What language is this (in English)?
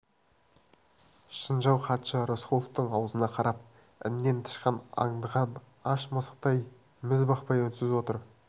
Kazakh